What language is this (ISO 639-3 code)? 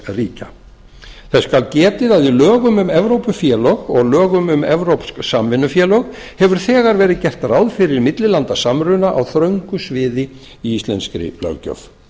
isl